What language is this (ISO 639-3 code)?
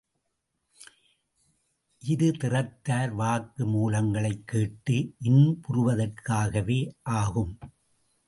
tam